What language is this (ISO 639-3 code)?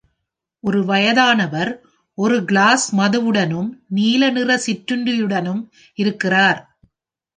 tam